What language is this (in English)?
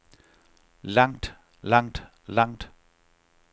Danish